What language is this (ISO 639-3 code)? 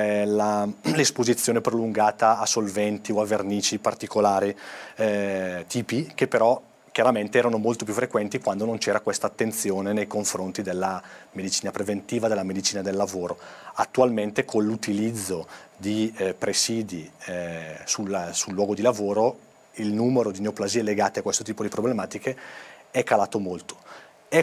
ita